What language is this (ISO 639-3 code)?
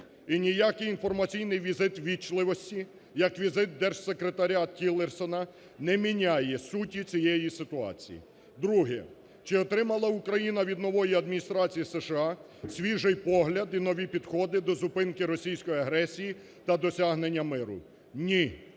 ukr